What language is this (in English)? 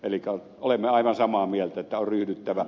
Finnish